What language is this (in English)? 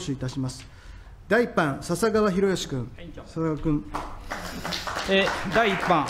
Japanese